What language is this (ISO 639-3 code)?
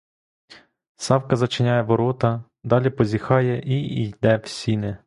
ukr